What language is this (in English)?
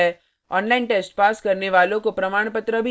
Hindi